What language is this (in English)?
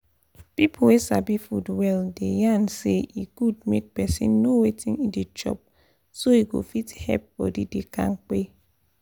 Nigerian Pidgin